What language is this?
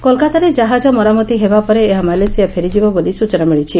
Odia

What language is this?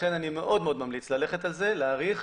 Hebrew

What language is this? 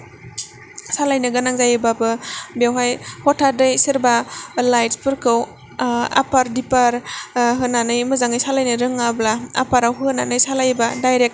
Bodo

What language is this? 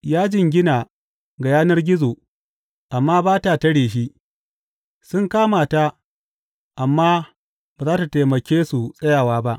Hausa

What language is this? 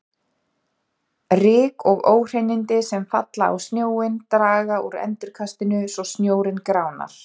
Icelandic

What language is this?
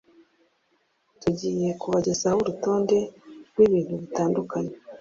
Kinyarwanda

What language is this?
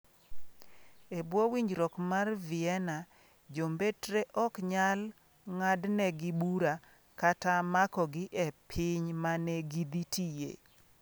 Luo (Kenya and Tanzania)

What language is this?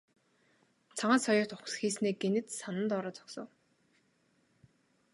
Mongolian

